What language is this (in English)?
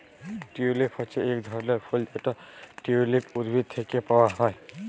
Bangla